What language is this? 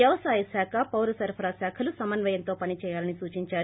Telugu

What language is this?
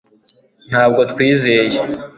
Kinyarwanda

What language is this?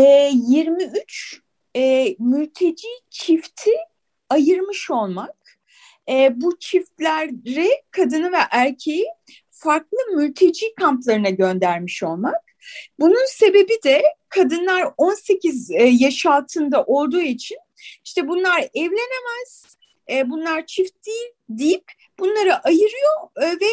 Turkish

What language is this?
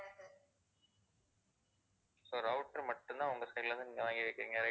Tamil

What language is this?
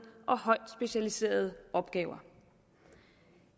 Danish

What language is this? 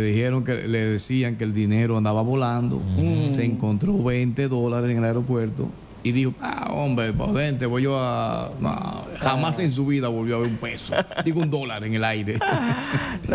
Spanish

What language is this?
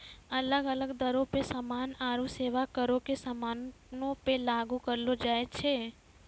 Maithili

